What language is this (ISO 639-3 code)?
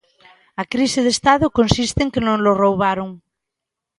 glg